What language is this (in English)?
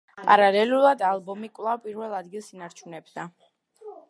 Georgian